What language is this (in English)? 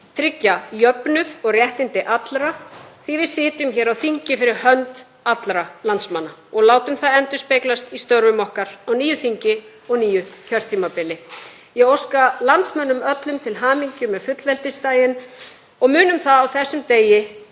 Icelandic